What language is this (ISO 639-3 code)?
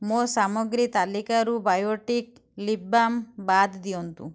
ori